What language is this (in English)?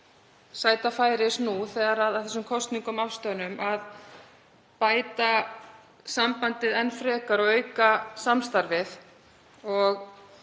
Icelandic